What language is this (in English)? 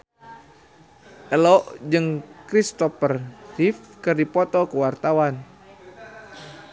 Sundanese